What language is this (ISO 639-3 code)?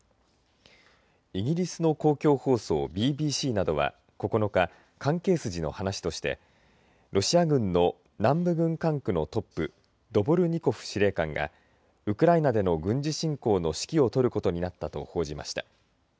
jpn